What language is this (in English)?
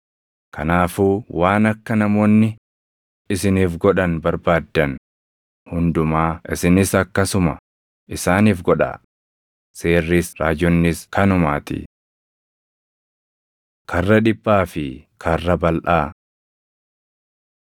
Oromo